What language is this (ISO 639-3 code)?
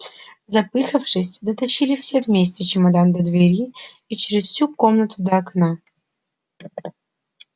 rus